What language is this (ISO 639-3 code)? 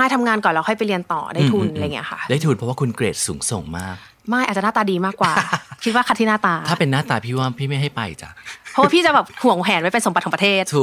tha